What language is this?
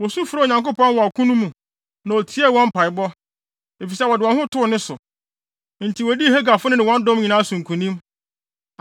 Akan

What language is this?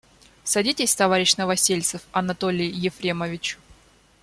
Russian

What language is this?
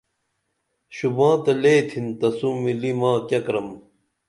Dameli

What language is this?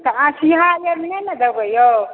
Maithili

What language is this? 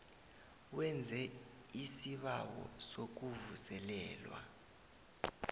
South Ndebele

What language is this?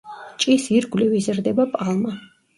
Georgian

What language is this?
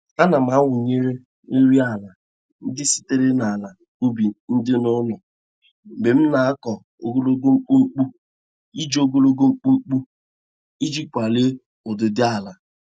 Igbo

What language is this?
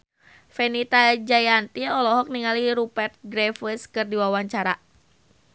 Sundanese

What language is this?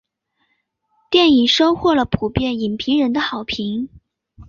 Chinese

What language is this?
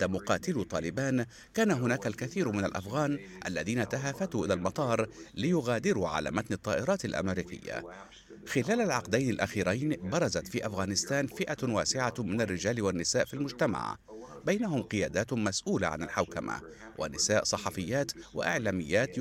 Arabic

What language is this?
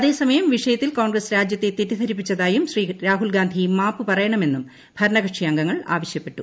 Malayalam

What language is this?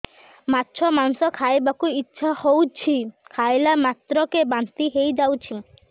Odia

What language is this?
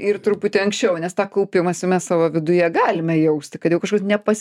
Lithuanian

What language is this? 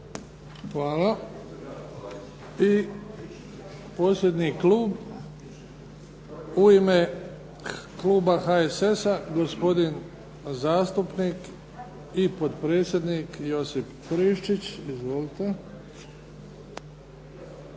Croatian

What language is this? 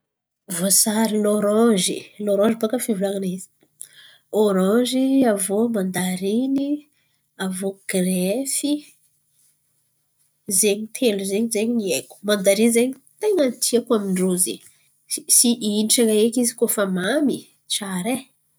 Antankarana Malagasy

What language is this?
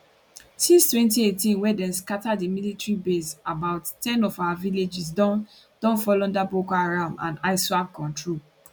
Nigerian Pidgin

